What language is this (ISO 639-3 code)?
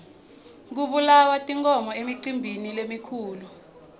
ssw